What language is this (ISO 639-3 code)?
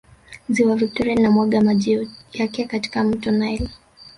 swa